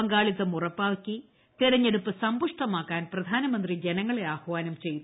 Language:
Malayalam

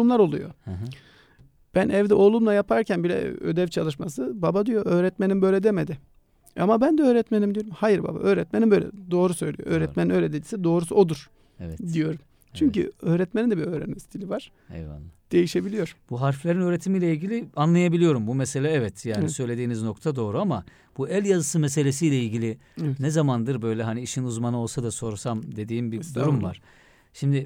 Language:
Turkish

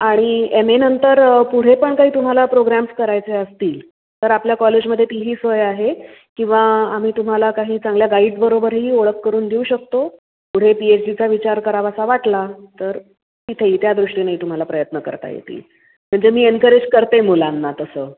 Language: Marathi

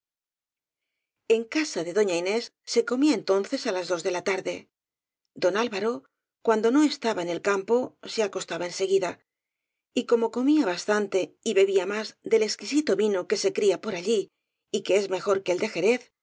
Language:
Spanish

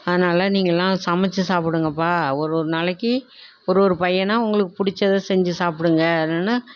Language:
Tamil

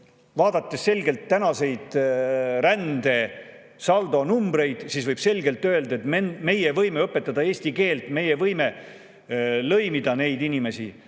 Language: Estonian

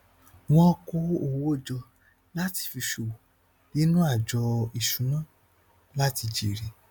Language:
Yoruba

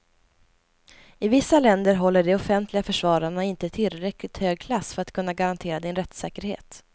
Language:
Swedish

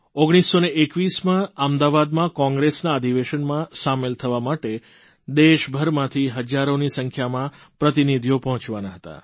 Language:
Gujarati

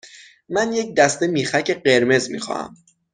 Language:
Persian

